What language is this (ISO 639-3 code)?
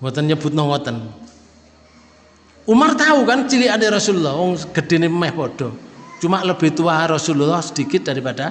ind